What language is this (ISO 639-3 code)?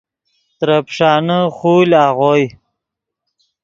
ydg